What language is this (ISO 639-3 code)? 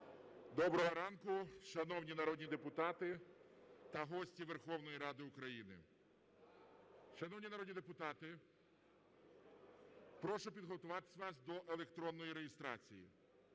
ukr